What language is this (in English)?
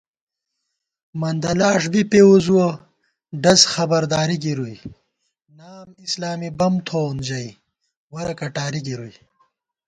Gawar-Bati